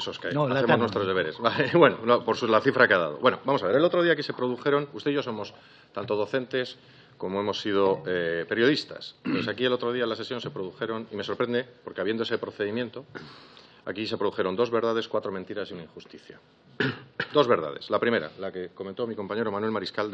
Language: Spanish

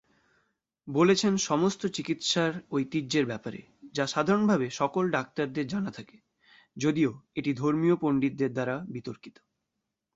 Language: Bangla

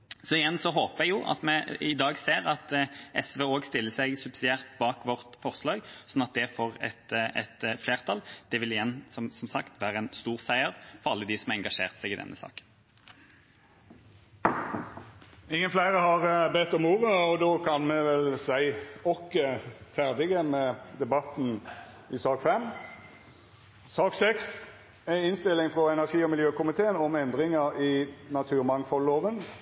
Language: Norwegian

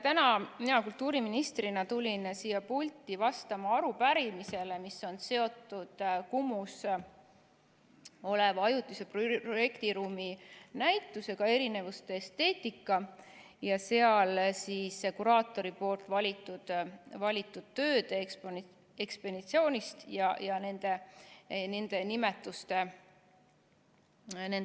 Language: Estonian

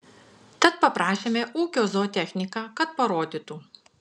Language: Lithuanian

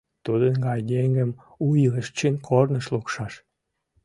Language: Mari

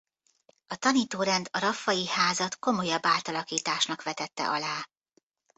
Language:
Hungarian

